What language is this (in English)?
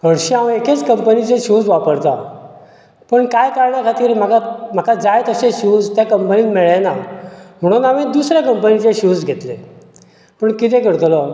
Konkani